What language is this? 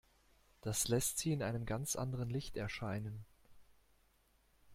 German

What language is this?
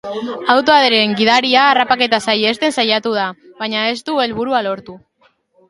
Basque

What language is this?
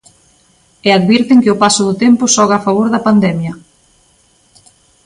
Galician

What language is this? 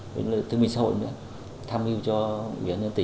Vietnamese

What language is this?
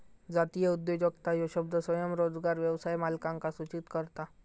Marathi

